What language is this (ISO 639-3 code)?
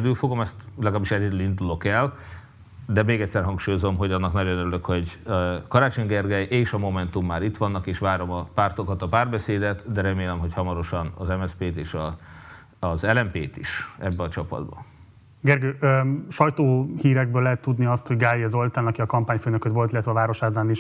hun